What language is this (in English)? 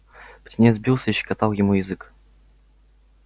Russian